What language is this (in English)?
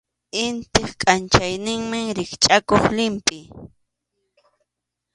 Arequipa-La Unión Quechua